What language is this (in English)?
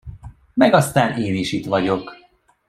Hungarian